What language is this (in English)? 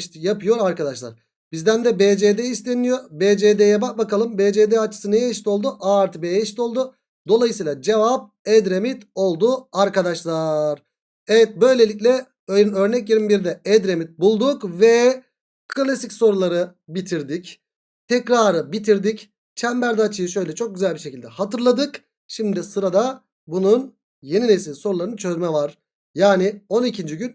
Turkish